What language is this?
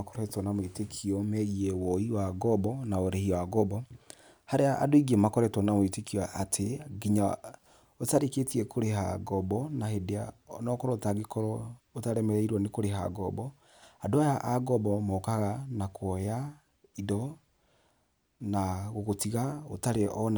Kikuyu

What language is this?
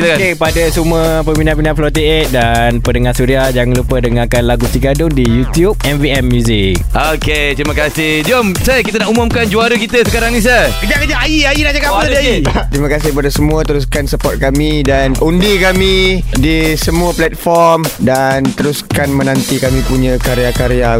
Malay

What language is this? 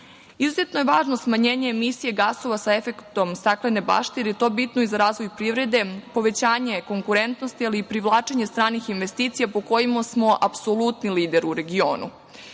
Serbian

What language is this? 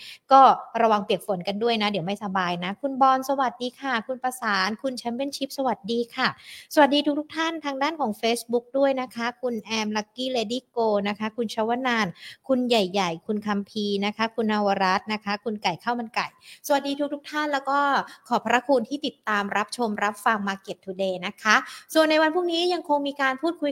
Thai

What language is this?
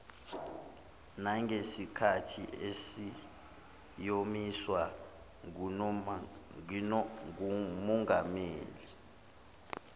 Zulu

